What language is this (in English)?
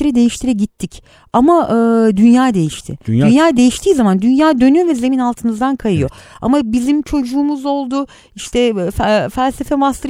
Turkish